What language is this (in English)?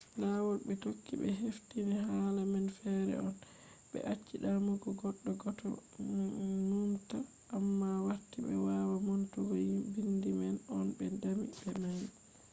Fula